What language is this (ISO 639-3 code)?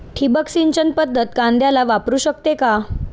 mar